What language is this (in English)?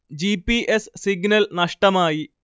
Malayalam